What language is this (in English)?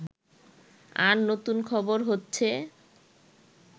Bangla